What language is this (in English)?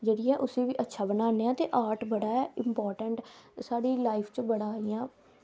Dogri